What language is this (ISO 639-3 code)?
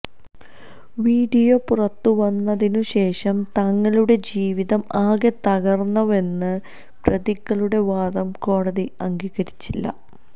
mal